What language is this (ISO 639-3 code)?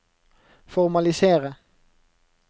nor